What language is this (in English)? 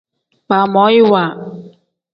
Tem